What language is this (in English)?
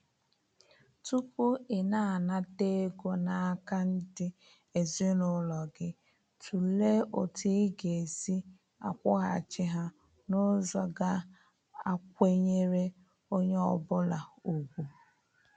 Igbo